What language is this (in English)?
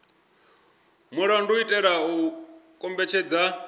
Venda